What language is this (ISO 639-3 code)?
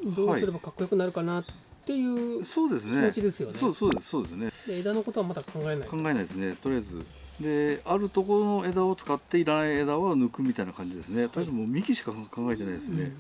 jpn